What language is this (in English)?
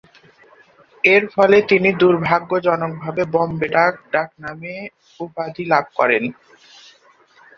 Bangla